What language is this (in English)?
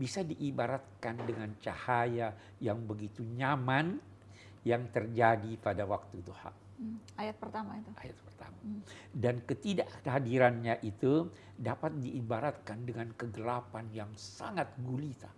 Indonesian